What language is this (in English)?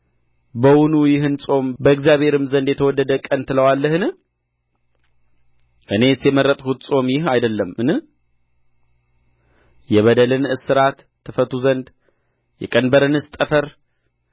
Amharic